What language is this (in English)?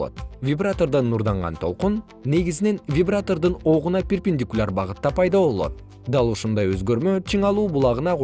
Kyrgyz